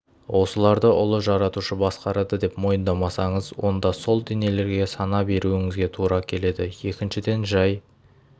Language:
Kazakh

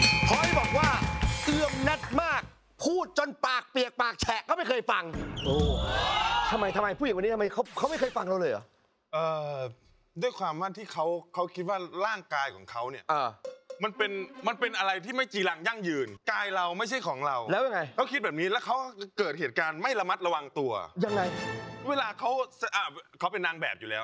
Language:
Thai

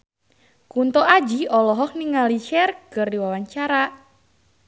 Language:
Sundanese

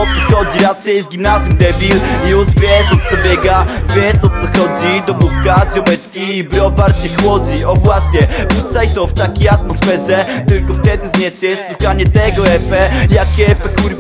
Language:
Polish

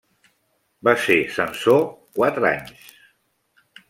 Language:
Catalan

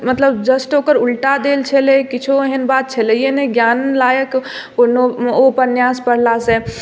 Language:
Maithili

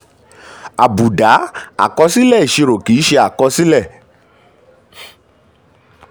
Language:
Yoruba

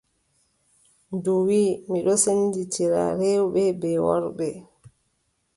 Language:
Adamawa Fulfulde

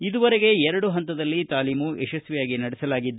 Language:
Kannada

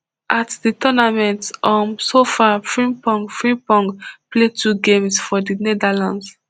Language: Nigerian Pidgin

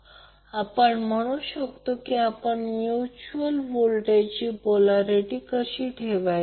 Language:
Marathi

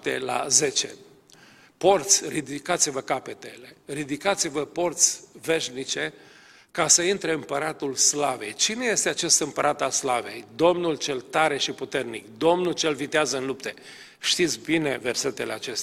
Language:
Romanian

